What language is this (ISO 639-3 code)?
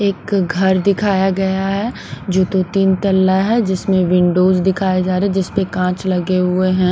hin